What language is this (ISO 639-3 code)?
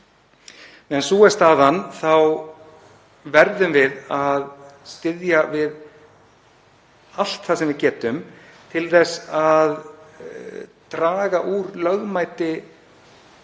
isl